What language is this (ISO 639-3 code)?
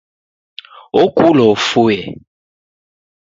dav